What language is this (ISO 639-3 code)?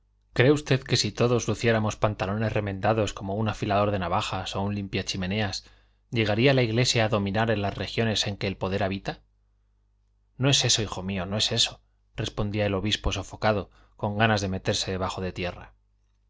spa